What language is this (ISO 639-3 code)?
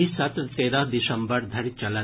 mai